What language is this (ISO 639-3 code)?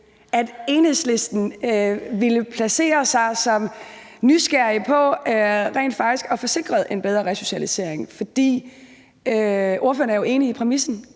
dan